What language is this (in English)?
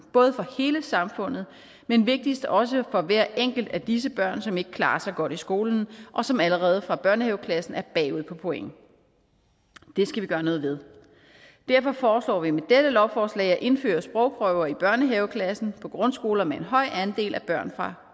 Danish